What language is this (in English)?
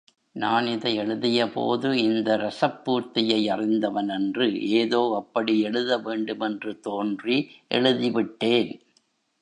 Tamil